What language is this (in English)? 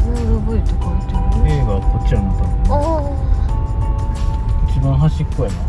Japanese